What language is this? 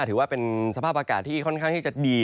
Thai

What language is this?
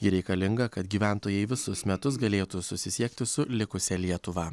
Lithuanian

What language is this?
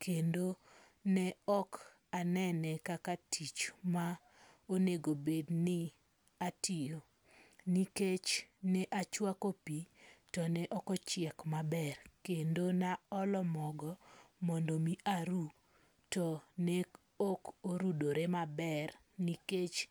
Luo (Kenya and Tanzania)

